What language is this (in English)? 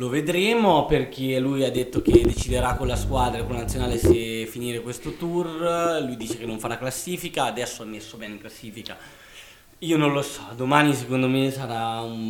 Italian